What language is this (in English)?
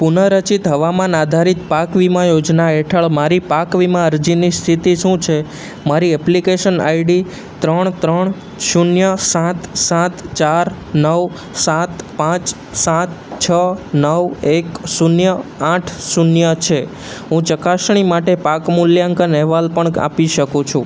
Gujarati